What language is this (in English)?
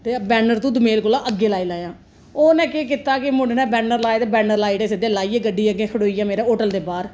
Dogri